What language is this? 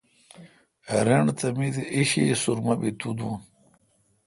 Kalkoti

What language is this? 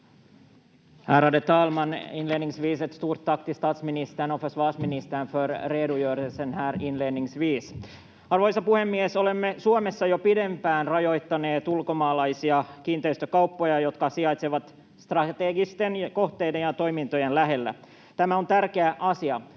Finnish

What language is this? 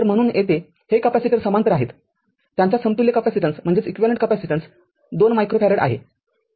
Marathi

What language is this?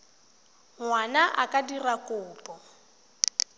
Tswana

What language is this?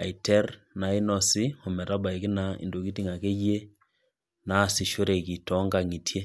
Masai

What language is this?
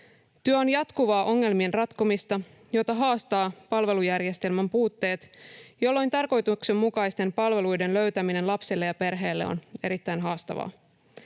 Finnish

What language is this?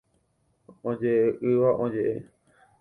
Guarani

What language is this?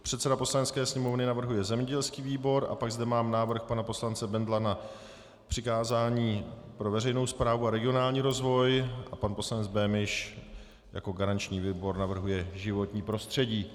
Czech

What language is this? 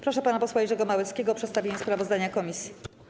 Polish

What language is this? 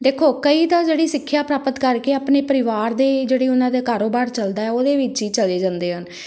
Punjabi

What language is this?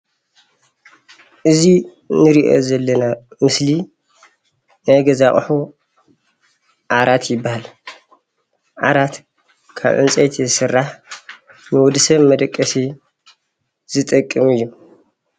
Tigrinya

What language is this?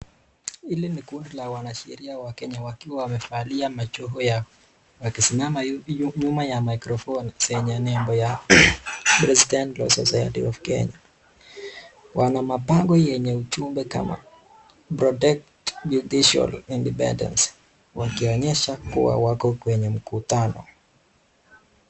Swahili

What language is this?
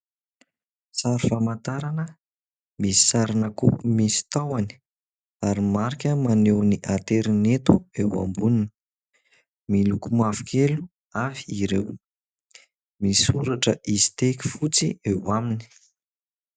Malagasy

